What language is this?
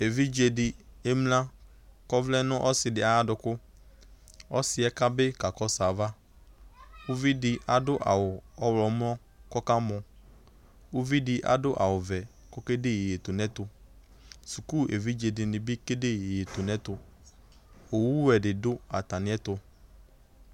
Ikposo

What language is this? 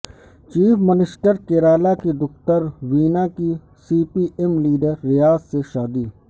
Urdu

